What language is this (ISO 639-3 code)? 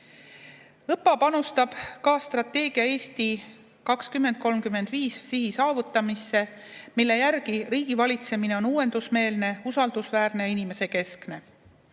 est